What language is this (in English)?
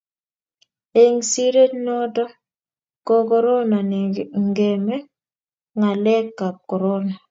Kalenjin